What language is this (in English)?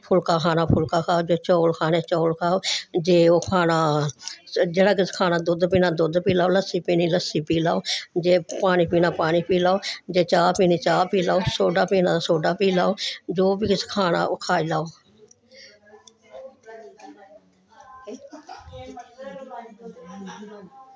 Dogri